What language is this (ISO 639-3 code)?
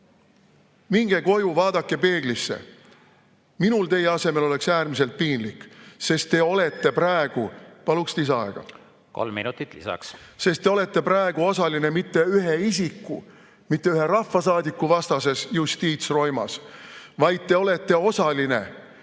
est